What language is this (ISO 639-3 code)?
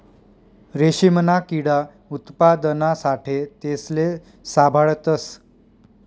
mar